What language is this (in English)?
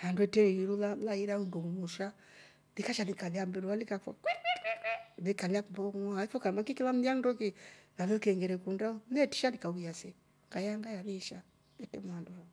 Rombo